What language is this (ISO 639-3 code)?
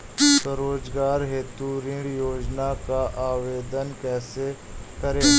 hin